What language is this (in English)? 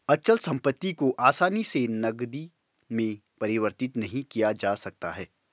Hindi